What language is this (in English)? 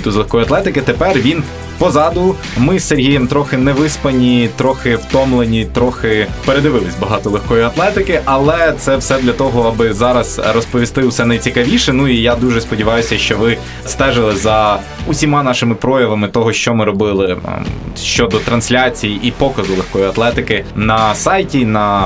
Ukrainian